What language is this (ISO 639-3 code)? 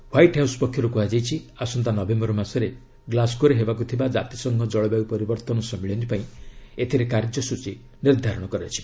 ori